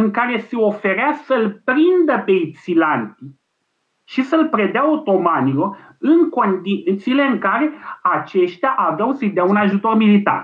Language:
Romanian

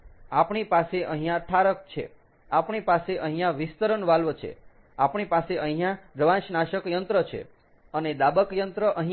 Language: Gujarati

